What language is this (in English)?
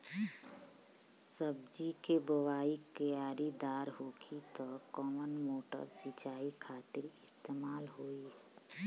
Bhojpuri